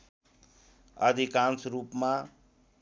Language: Nepali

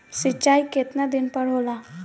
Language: Bhojpuri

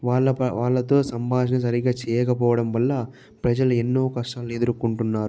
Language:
Telugu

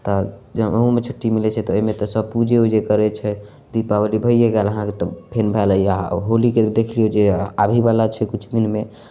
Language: Maithili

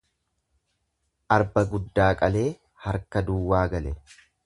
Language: Oromo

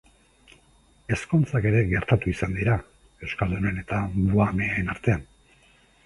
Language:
Basque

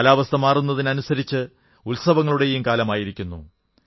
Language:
Malayalam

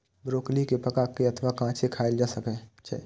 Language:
Maithili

